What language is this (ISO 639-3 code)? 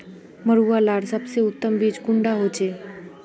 mag